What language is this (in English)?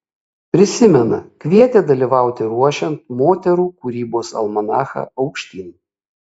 Lithuanian